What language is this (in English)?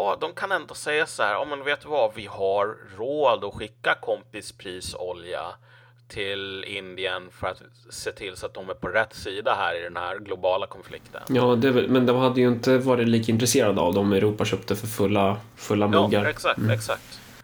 Swedish